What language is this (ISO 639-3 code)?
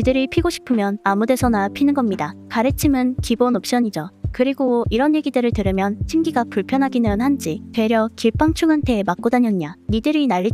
kor